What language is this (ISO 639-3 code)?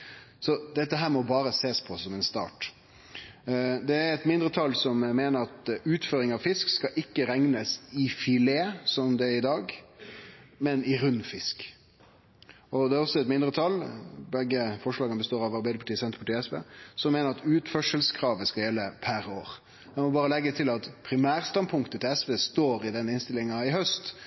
nno